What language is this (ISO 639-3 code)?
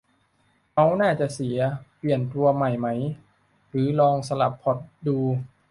tha